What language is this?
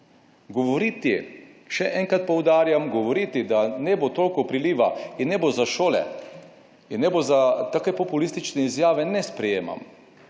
Slovenian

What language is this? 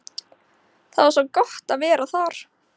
Icelandic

